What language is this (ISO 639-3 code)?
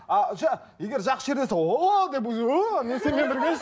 kaz